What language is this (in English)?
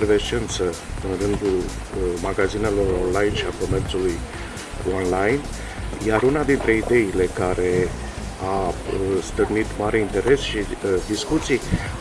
Romanian